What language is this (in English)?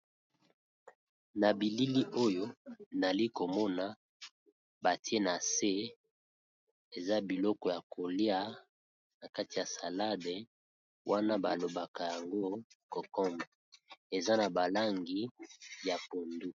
Lingala